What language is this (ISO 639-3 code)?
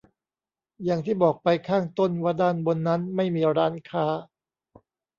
tha